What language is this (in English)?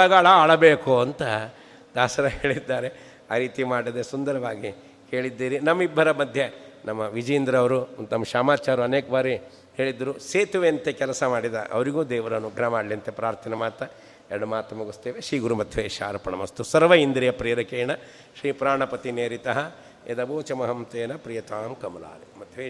Kannada